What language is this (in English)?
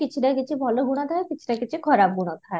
Odia